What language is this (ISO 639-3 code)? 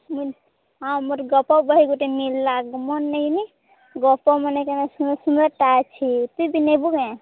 ori